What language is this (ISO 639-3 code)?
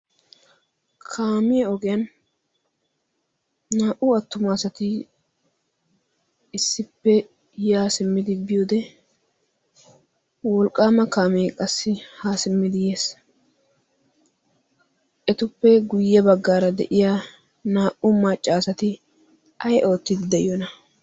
wal